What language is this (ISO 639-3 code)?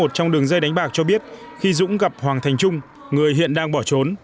vie